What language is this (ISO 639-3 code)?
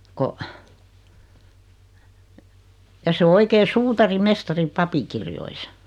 fin